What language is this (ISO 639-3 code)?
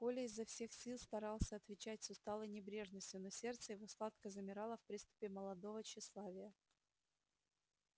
rus